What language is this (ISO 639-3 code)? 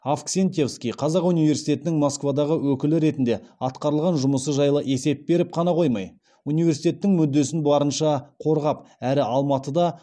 kaz